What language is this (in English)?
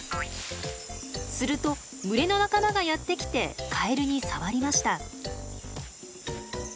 Japanese